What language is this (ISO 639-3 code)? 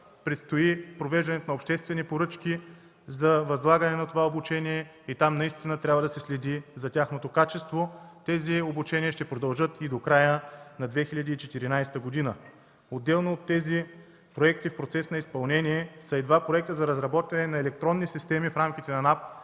bul